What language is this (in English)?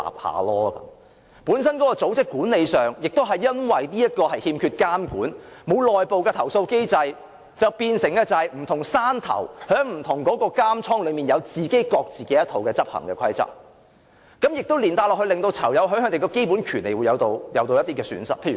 Cantonese